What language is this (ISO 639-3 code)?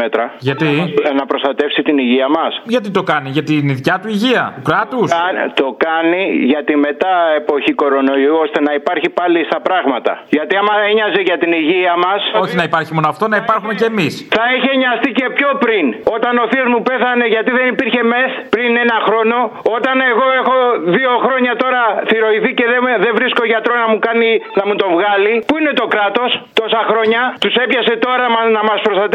ell